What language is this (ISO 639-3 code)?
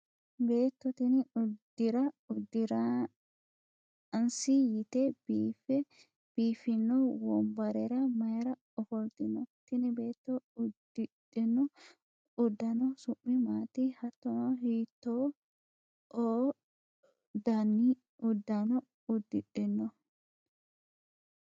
sid